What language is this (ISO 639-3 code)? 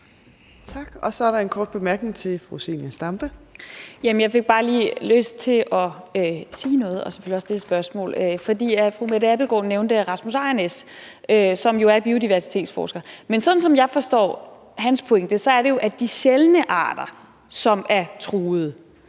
dan